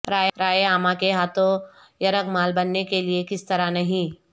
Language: Urdu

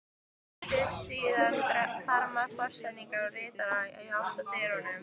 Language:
Icelandic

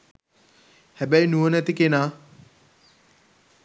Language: Sinhala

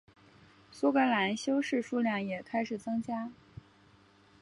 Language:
Chinese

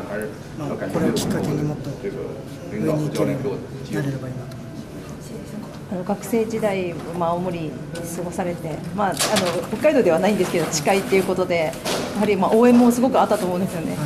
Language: Japanese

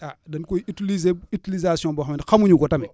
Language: Wolof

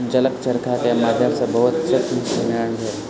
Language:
Maithili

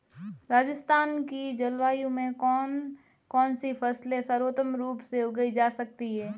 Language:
Hindi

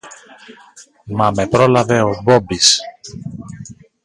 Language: Greek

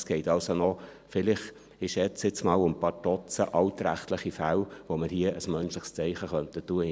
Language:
Swiss German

